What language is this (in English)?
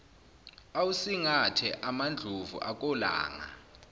Zulu